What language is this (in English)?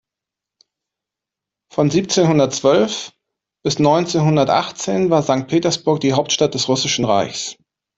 German